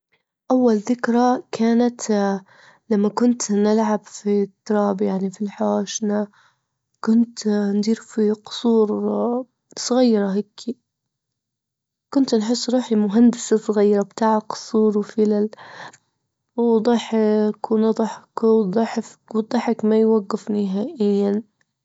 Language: Libyan Arabic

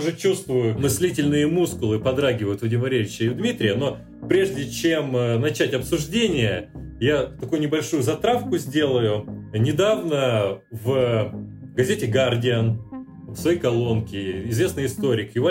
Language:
Russian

